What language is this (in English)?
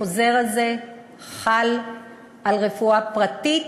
Hebrew